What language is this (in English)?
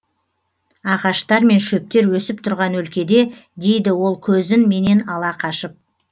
Kazakh